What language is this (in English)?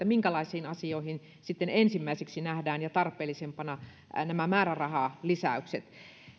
Finnish